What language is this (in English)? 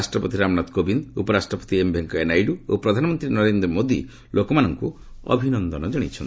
Odia